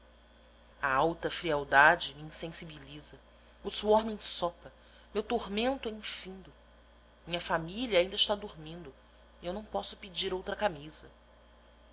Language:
Portuguese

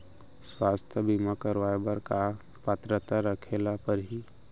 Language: Chhattisgarhi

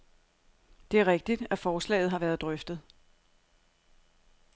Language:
Danish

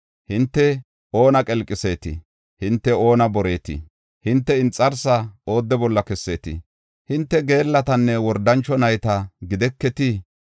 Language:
Gofa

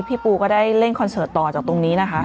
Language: Thai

